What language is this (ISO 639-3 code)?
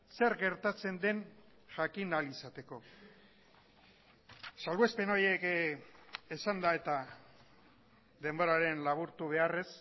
eus